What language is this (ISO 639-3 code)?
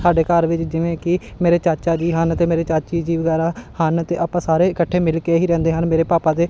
pan